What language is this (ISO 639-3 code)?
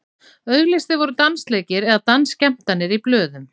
isl